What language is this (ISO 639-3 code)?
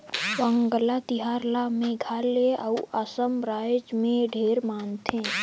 hne